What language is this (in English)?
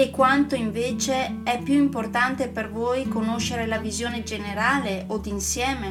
Italian